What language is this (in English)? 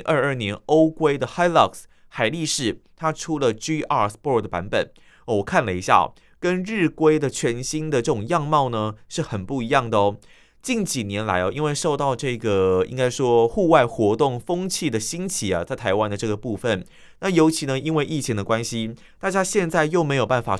Chinese